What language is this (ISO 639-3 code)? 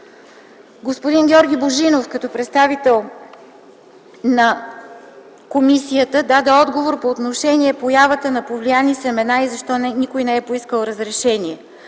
bul